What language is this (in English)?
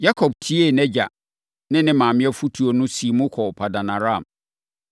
Akan